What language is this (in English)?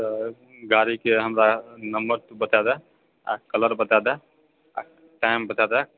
Maithili